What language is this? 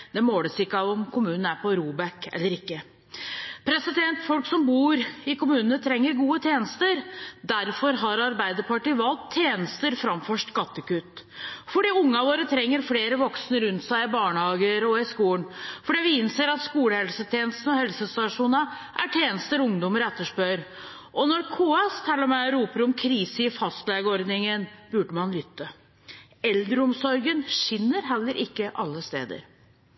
Norwegian Bokmål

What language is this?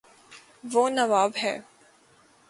Urdu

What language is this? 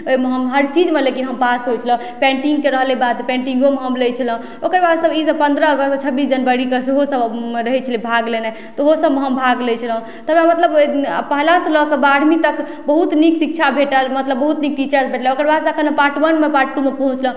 Maithili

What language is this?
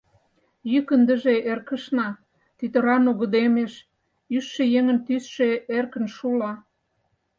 Mari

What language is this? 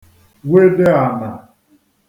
Igbo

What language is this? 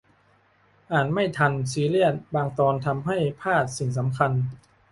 Thai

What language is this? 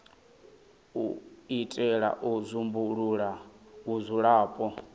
Venda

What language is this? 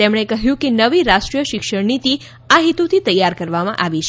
Gujarati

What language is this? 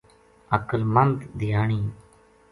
Gujari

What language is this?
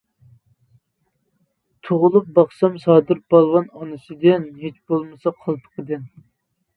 Uyghur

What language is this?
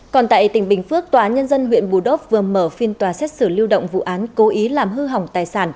Vietnamese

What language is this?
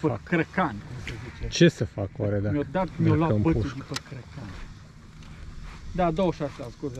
Romanian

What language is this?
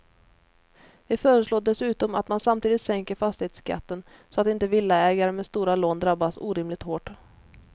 Swedish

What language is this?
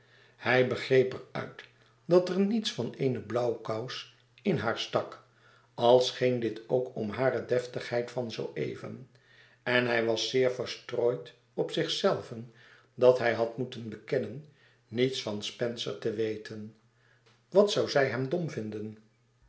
Dutch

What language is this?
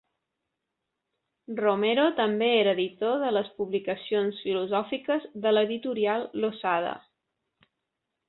Catalan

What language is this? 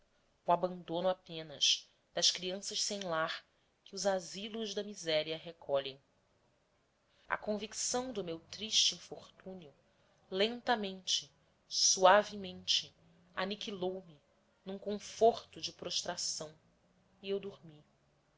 Portuguese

